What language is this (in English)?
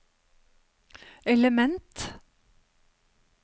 Norwegian